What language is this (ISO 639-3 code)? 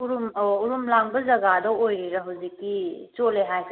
mni